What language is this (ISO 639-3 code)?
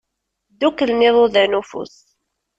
kab